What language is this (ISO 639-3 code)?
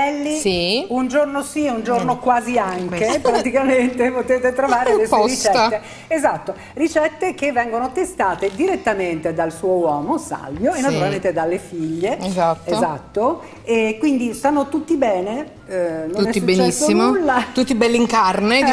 ita